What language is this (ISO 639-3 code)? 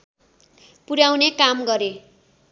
nep